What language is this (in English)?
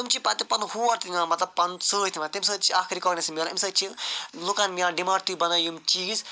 Kashmiri